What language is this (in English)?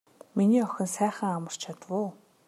Mongolian